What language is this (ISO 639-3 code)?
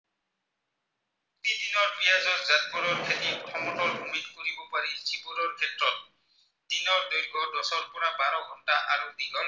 asm